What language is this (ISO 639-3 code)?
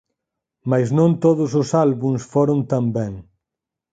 glg